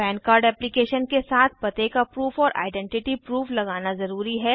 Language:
Hindi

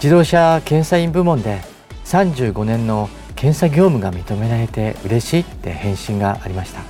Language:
Japanese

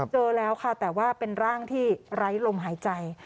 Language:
Thai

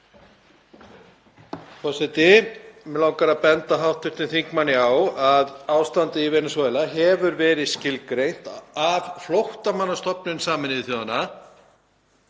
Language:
Icelandic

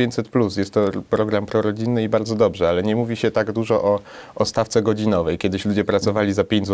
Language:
Polish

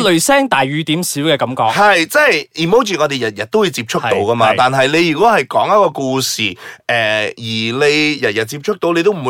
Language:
Chinese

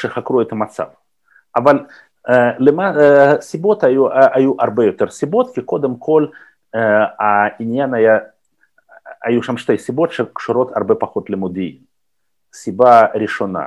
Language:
Hebrew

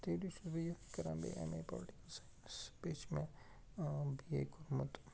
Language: Kashmiri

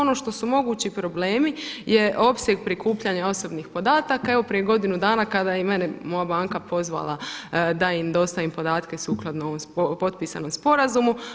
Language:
Croatian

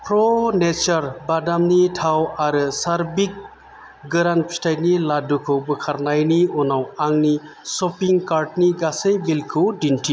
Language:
Bodo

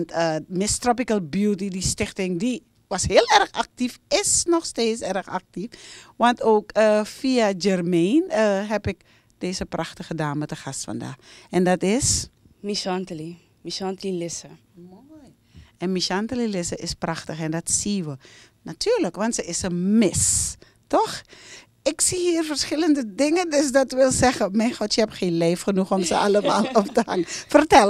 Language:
Dutch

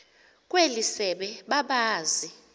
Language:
Xhosa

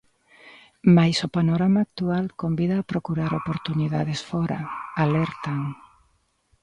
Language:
Galician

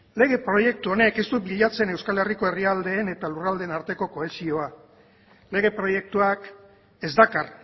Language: Basque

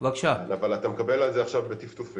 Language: Hebrew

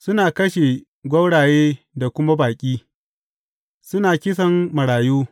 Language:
Hausa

